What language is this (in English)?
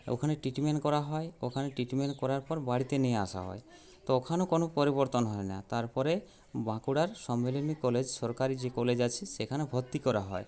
Bangla